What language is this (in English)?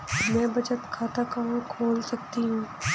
Hindi